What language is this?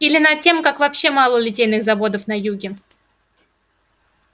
Russian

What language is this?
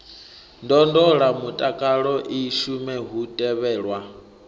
Venda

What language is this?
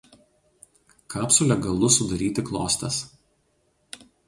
Lithuanian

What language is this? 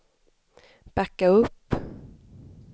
Swedish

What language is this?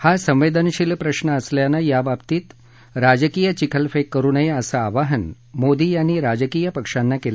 Marathi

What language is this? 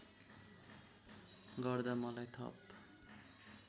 Nepali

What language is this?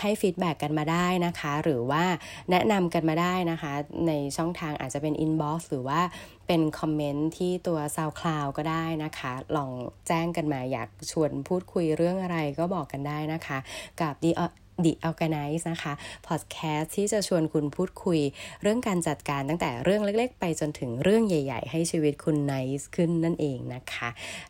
Thai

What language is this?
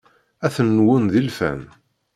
Kabyle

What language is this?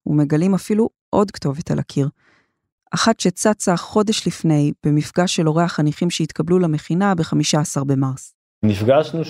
Hebrew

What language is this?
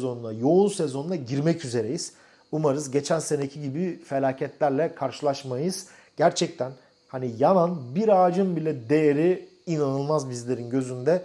Turkish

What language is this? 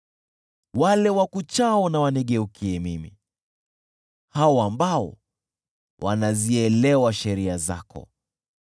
Swahili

